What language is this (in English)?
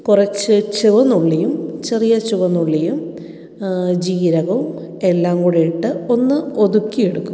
Malayalam